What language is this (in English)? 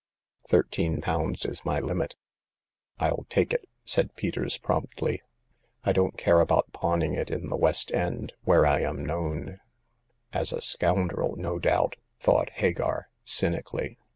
English